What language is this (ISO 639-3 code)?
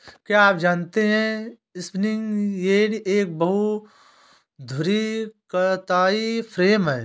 hin